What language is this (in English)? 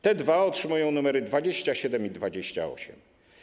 Polish